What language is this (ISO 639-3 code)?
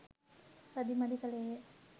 sin